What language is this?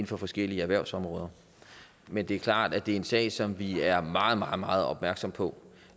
Danish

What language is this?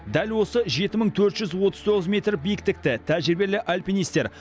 Kazakh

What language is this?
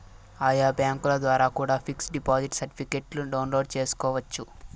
Telugu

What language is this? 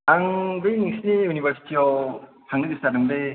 Bodo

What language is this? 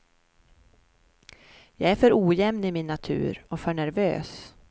Swedish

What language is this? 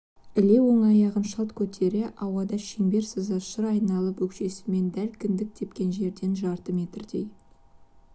Kazakh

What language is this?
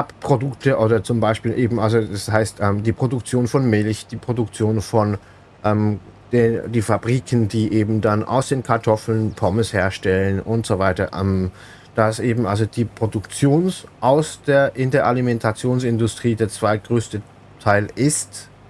German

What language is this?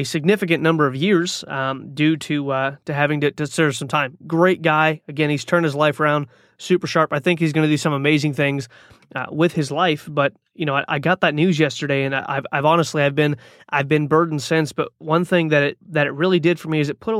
English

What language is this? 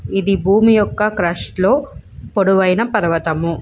Telugu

